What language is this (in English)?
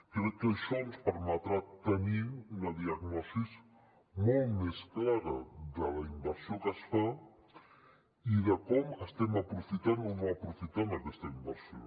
Catalan